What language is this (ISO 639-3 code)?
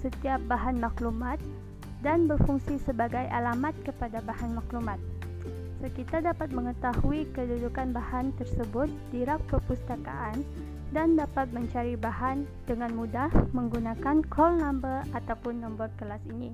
msa